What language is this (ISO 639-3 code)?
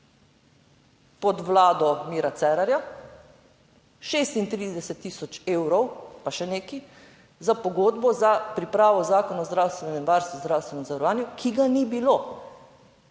slv